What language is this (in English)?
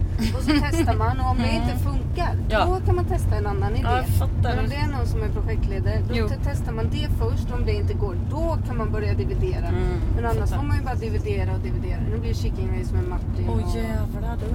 Swedish